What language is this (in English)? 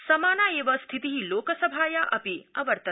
Sanskrit